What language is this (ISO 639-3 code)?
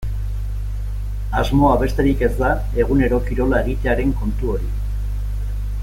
eus